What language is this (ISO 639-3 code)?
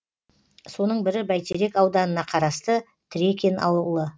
kaz